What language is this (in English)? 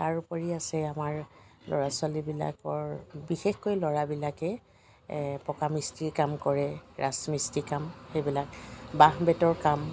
Assamese